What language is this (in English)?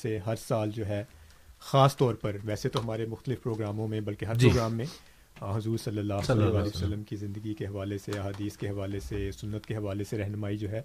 Urdu